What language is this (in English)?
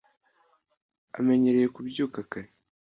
Kinyarwanda